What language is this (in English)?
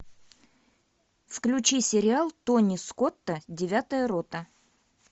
Russian